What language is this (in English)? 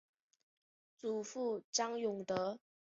Chinese